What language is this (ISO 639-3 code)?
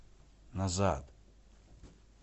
rus